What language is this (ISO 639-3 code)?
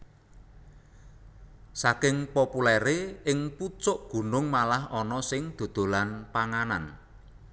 jav